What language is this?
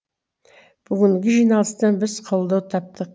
Kazakh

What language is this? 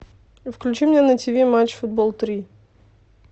Russian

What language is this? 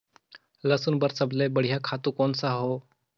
Chhattisgarhi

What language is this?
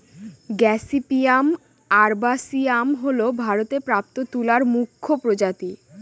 Bangla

